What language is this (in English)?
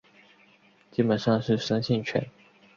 Chinese